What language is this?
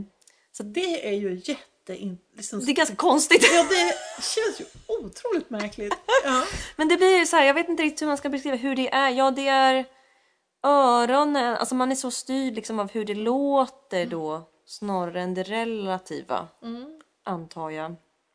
Swedish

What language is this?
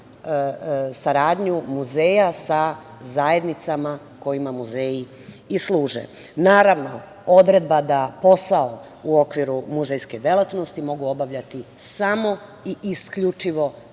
Serbian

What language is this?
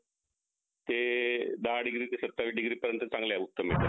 Marathi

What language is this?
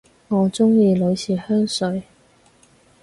Cantonese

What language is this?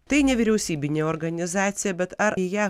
Lithuanian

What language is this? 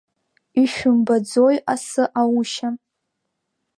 Abkhazian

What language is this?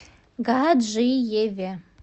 Russian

